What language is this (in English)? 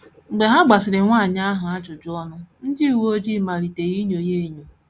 Igbo